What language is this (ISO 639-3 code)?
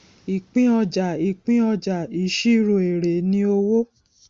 yor